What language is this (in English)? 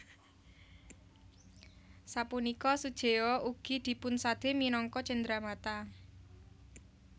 Javanese